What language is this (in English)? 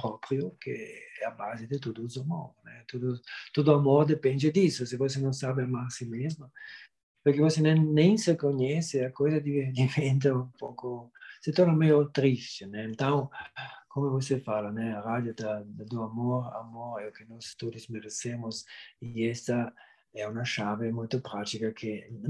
Portuguese